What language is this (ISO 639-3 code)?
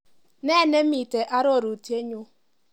kln